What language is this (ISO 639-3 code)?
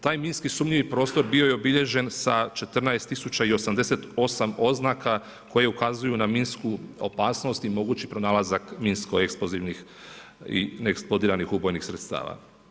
hrv